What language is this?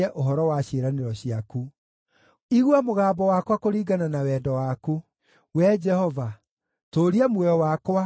Kikuyu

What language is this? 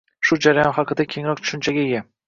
Uzbek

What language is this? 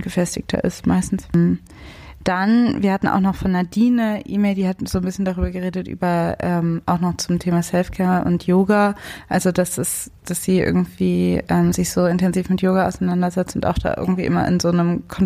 German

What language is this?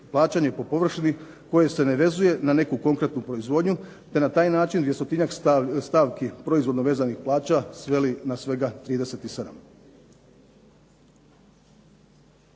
Croatian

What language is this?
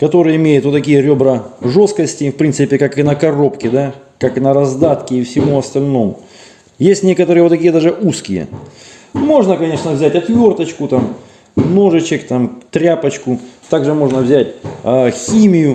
Russian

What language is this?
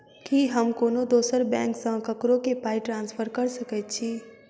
Maithili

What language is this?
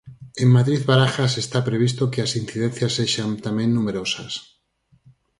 Galician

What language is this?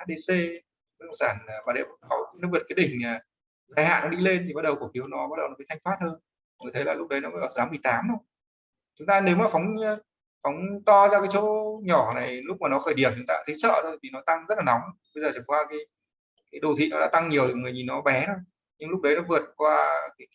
Vietnamese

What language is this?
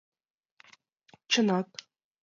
Mari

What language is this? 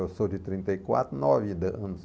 Portuguese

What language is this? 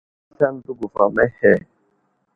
Wuzlam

